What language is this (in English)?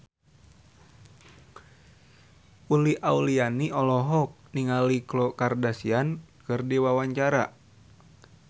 Sundanese